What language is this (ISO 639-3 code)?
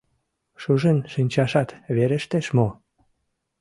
chm